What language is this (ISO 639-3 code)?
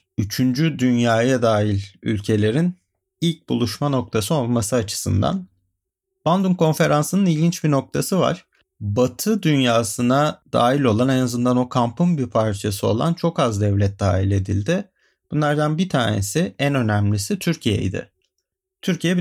tur